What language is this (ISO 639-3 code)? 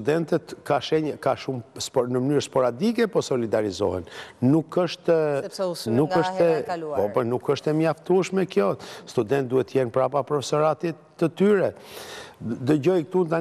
ron